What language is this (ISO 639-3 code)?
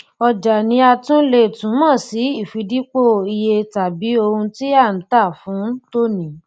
yor